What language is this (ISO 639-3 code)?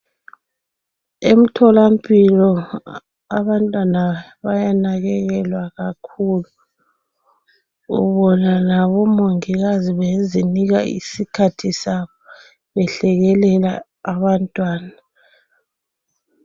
nde